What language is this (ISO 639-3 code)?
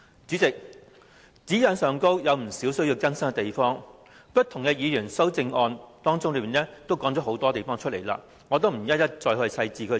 yue